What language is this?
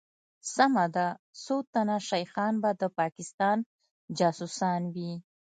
Pashto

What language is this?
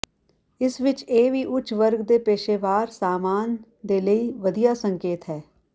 Punjabi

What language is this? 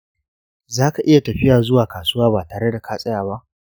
Hausa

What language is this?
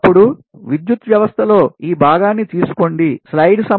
Telugu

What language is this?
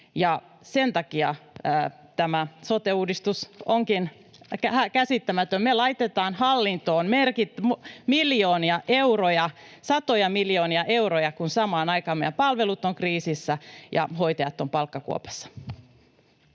Finnish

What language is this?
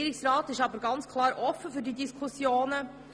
Swiss German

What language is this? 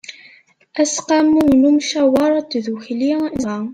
Kabyle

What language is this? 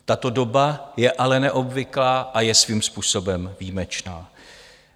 Czech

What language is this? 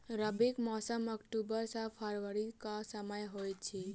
Maithili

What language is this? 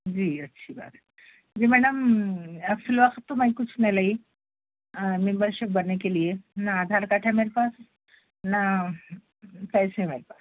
Urdu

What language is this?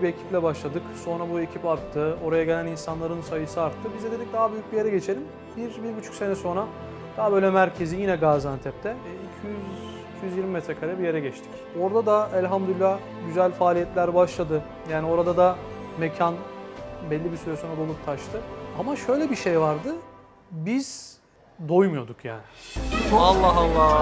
Turkish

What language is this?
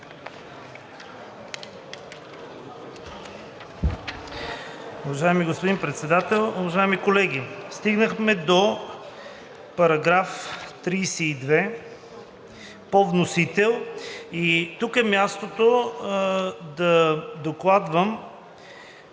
Bulgarian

